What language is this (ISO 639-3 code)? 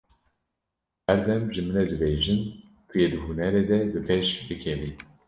kur